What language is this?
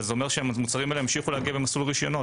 Hebrew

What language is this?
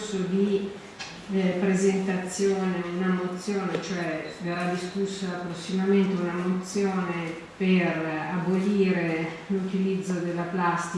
Italian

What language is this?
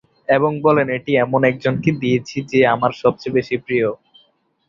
Bangla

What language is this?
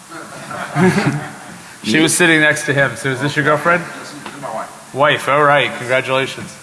English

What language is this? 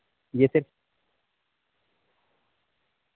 Urdu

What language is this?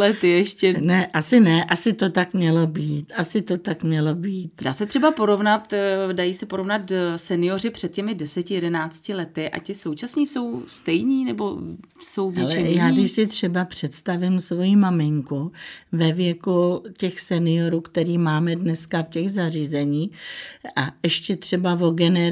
Czech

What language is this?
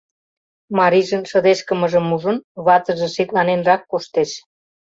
Mari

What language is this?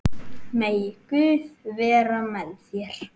Icelandic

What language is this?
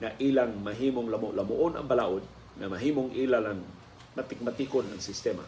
Filipino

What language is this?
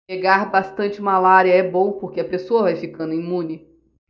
Portuguese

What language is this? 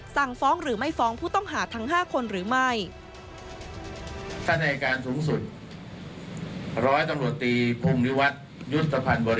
Thai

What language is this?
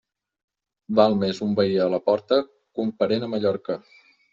Catalan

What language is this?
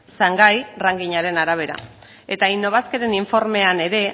Basque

